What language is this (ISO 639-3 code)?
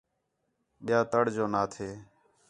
xhe